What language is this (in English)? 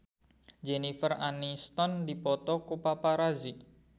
Sundanese